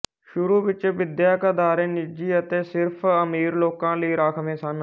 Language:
Punjabi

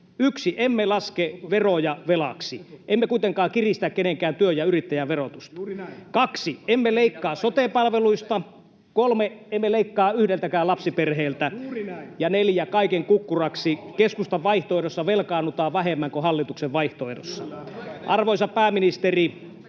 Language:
Finnish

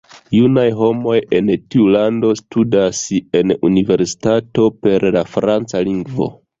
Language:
Esperanto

